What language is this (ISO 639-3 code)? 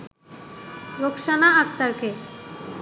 ben